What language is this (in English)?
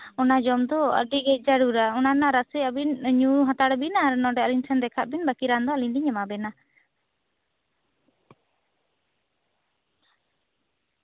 Santali